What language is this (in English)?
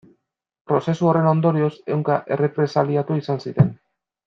Basque